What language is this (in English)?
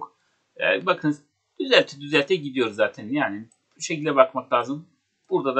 Turkish